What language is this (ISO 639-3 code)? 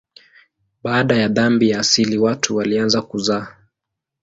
swa